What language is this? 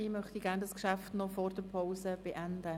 Swiss German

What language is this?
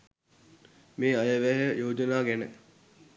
Sinhala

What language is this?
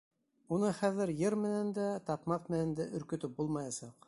Bashkir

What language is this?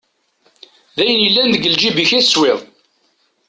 Kabyle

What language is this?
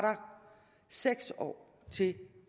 Danish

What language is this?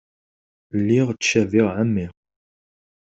Kabyle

